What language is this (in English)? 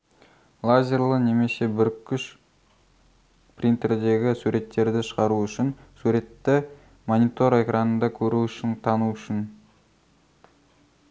Kazakh